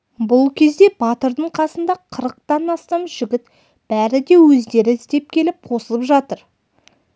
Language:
Kazakh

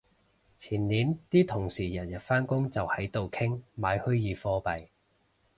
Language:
Cantonese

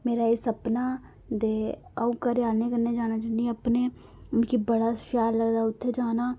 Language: Dogri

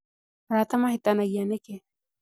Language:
Kikuyu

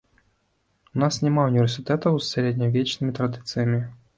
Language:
Belarusian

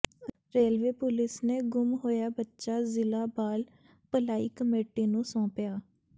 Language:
Punjabi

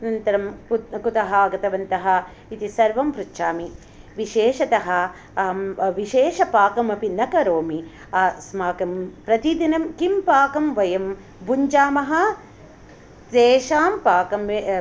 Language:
Sanskrit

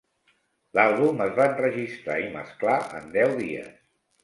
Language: Catalan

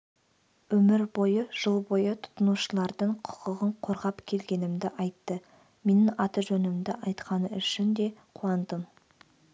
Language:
Kazakh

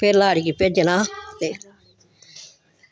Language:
Dogri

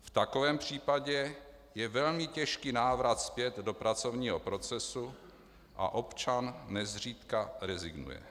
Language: Czech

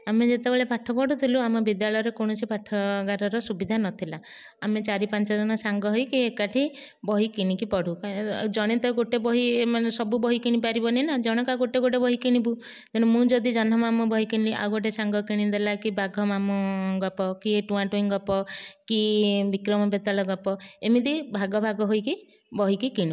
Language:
Odia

